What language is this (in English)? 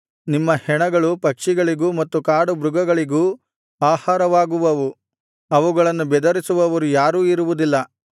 Kannada